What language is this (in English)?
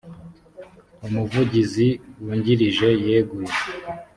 Kinyarwanda